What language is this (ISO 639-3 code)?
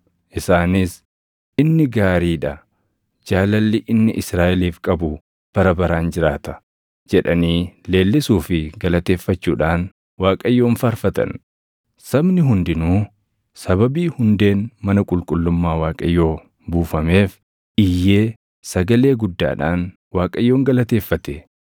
orm